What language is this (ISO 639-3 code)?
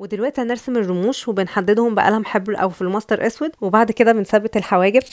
ara